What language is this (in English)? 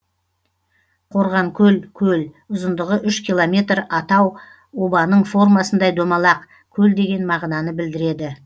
Kazakh